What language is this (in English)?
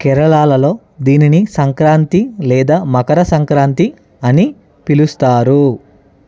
Telugu